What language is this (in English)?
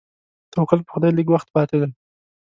Pashto